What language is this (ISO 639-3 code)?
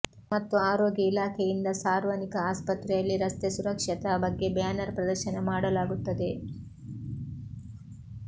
kan